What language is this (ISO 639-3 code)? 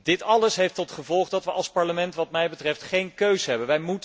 nld